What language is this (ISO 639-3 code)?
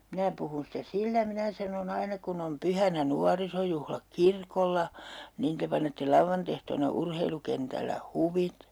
fin